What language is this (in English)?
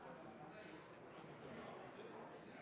Norwegian Bokmål